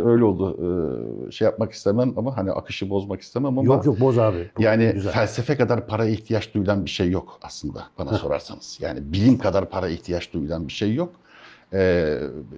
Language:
Turkish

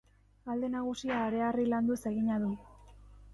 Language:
Basque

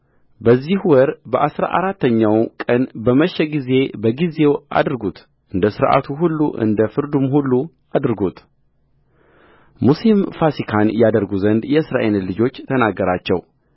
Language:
Amharic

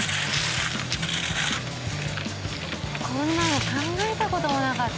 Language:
Japanese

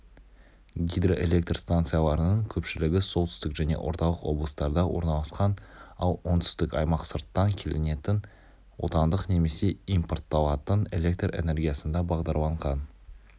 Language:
Kazakh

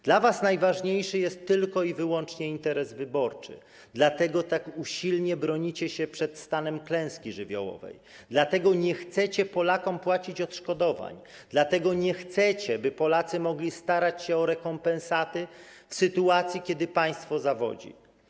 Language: Polish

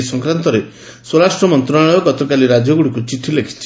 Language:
Odia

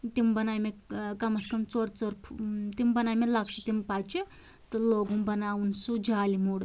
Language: Kashmiri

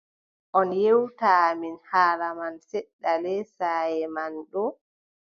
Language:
Adamawa Fulfulde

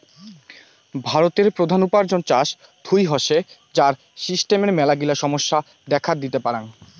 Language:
Bangla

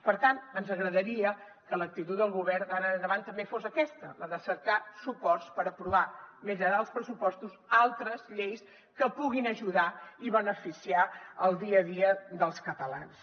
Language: Catalan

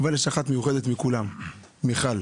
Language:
Hebrew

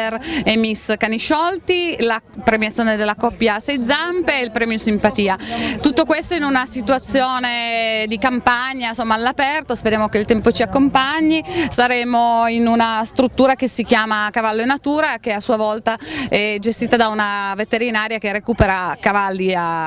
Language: Italian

